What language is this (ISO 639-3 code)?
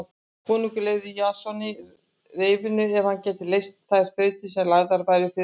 isl